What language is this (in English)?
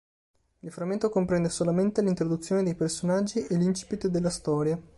Italian